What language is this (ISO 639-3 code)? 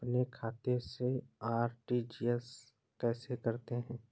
hin